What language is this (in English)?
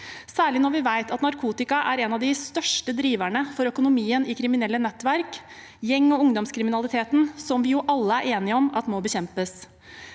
Norwegian